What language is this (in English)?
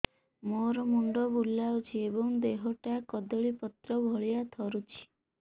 Odia